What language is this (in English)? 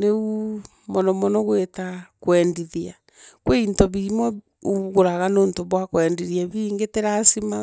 Meru